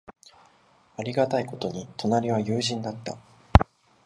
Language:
Japanese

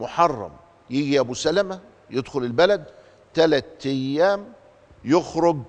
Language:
Arabic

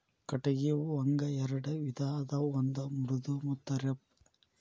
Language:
Kannada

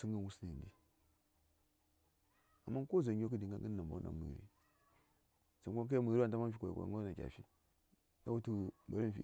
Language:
Saya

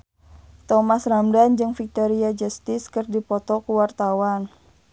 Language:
Sundanese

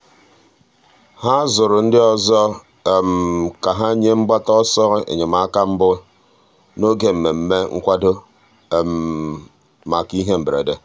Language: Igbo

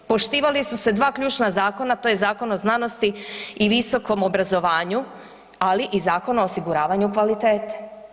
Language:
Croatian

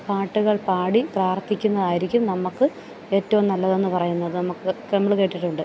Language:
Malayalam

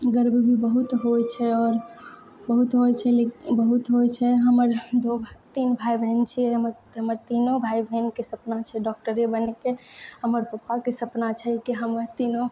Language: Maithili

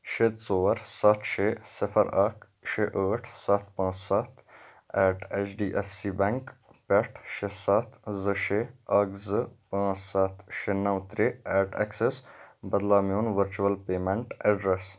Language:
Kashmiri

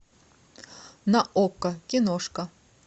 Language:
Russian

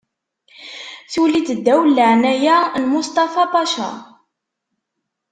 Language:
Kabyle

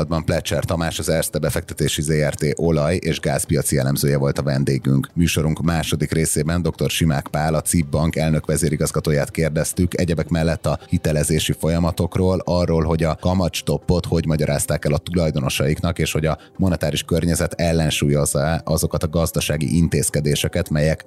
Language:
Hungarian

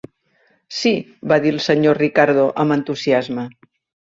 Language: Catalan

